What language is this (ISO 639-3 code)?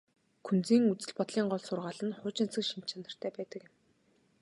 mon